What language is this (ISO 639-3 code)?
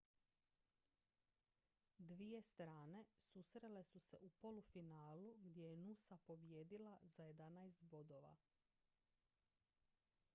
hrv